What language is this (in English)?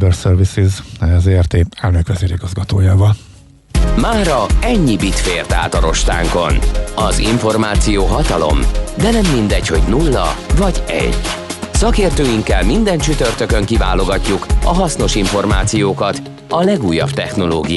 Hungarian